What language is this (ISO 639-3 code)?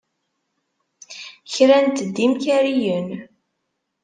kab